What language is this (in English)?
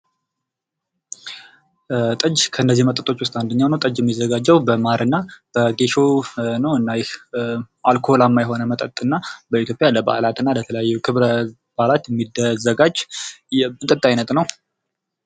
Amharic